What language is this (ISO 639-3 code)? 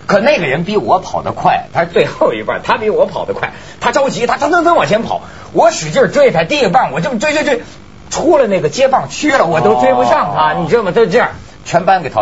zho